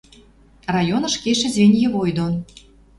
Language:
Western Mari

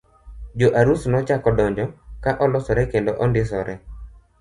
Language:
Luo (Kenya and Tanzania)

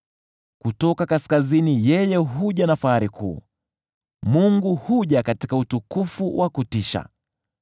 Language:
Swahili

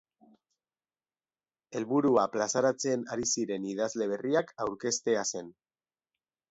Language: Basque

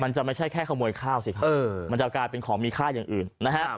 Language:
Thai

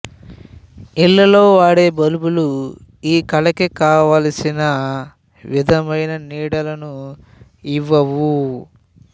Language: Telugu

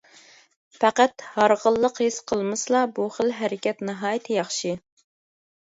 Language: Uyghur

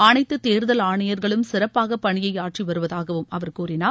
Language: Tamil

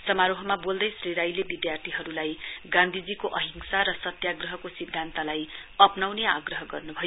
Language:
Nepali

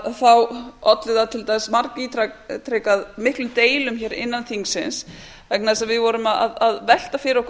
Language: Icelandic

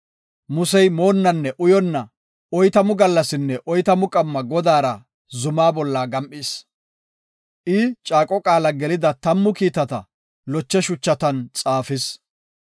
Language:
Gofa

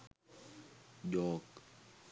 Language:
Sinhala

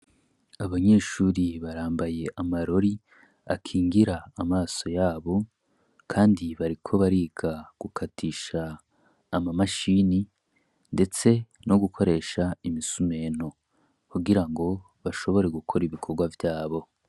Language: Rundi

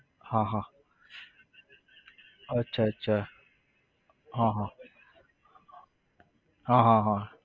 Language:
Gujarati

